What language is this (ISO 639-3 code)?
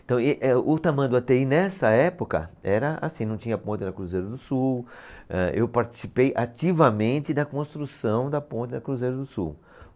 por